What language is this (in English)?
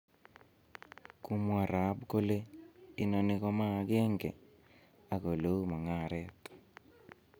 Kalenjin